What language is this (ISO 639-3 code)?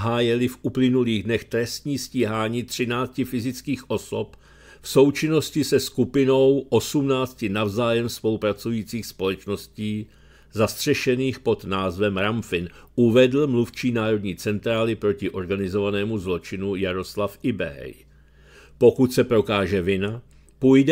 ces